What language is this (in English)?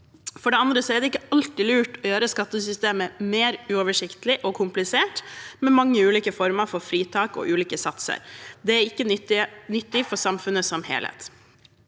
Norwegian